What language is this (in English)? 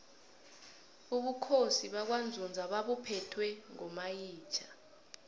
South Ndebele